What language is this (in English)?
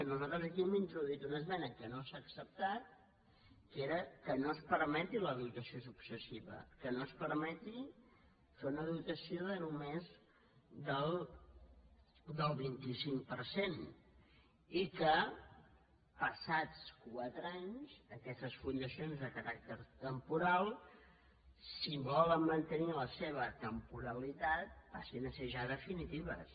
Catalan